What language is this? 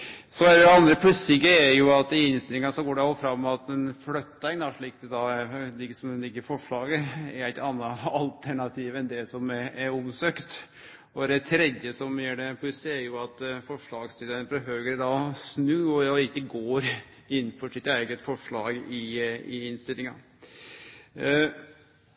Norwegian Nynorsk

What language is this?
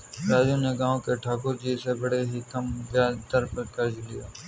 Hindi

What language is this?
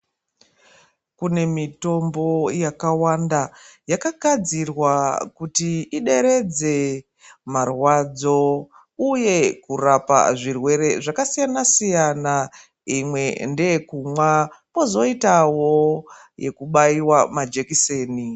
Ndau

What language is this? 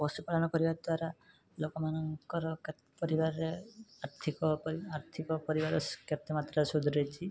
Odia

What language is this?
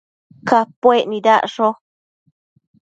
Matsés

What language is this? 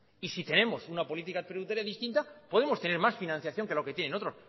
Spanish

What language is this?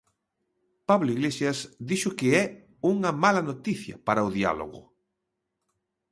Galician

